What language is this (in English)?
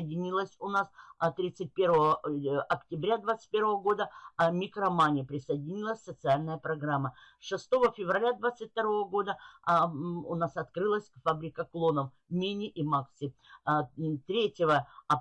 Russian